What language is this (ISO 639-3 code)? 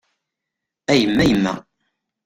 kab